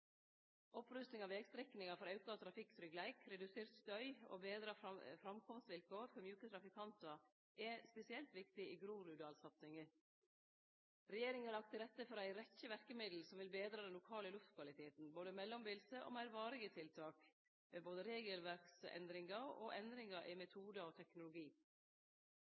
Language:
Norwegian Nynorsk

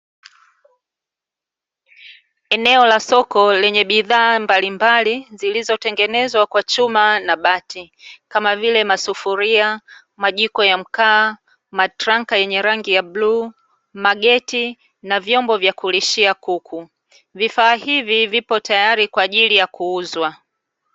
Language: Swahili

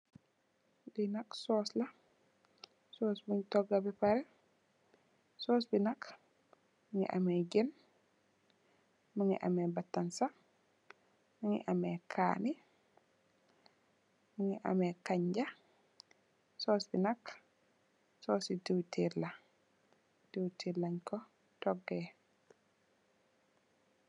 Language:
Wolof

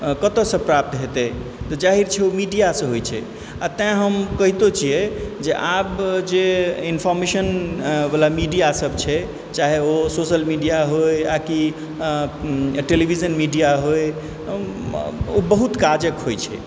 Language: Maithili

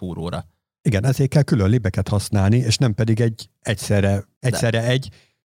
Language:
Hungarian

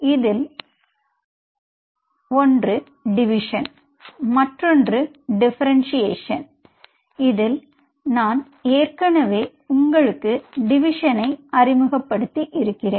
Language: Tamil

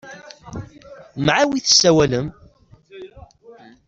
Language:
Kabyle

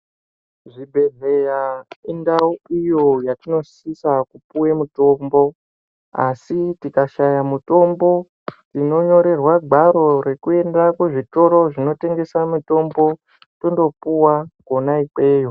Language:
Ndau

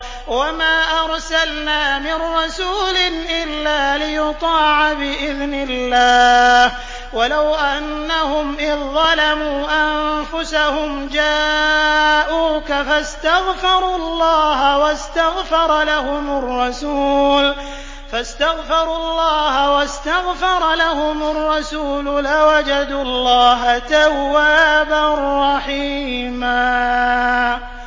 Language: Arabic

